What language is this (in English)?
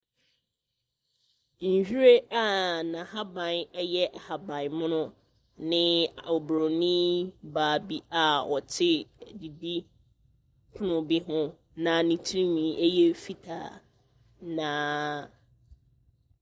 Akan